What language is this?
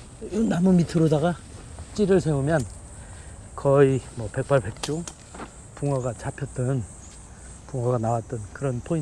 Korean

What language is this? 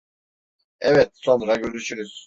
Turkish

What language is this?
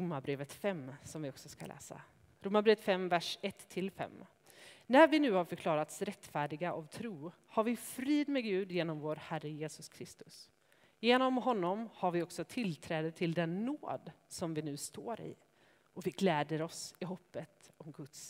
Swedish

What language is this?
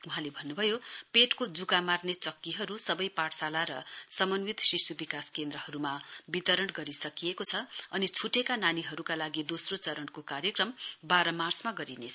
Nepali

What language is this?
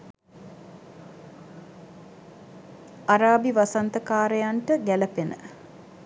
Sinhala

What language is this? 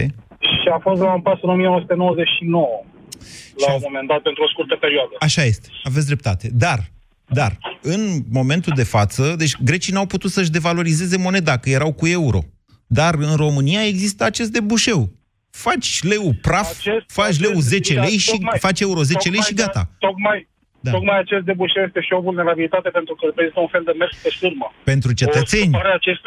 Romanian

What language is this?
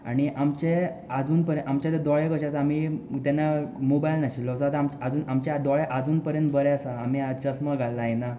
Konkani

